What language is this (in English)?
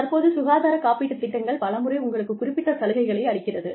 Tamil